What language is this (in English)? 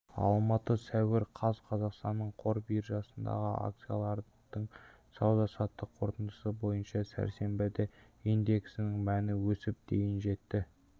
Kazakh